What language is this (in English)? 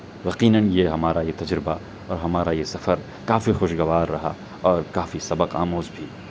Urdu